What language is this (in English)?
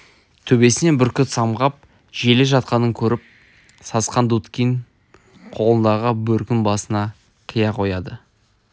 Kazakh